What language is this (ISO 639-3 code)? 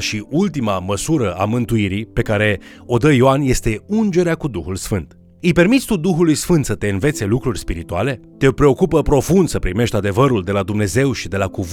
ron